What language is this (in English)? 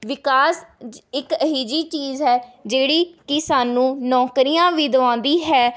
Punjabi